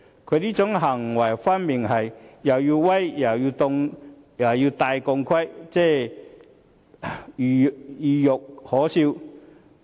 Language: Cantonese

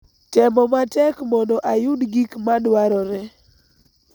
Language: Luo (Kenya and Tanzania)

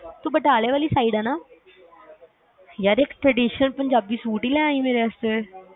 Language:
Punjabi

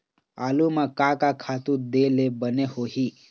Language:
Chhattisgarhi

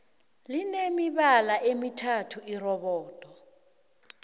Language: South Ndebele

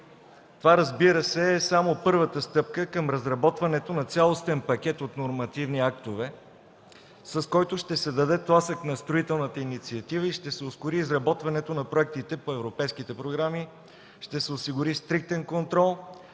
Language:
Bulgarian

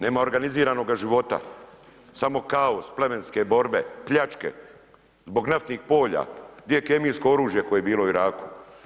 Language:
Croatian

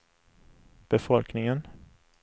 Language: Swedish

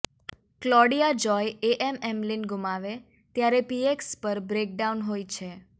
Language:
Gujarati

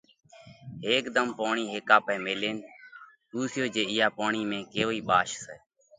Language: Parkari Koli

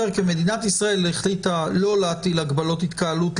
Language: Hebrew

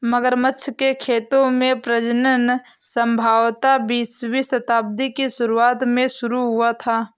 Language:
Hindi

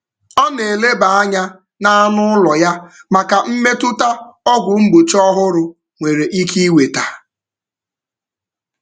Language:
Igbo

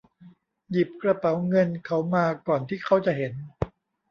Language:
Thai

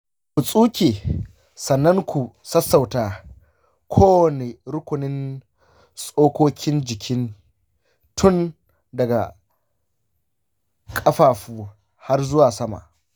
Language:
Hausa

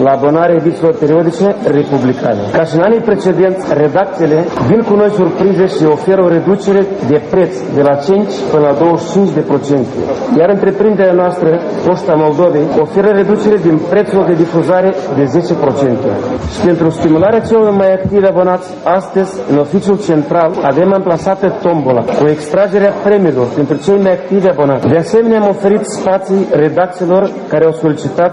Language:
Romanian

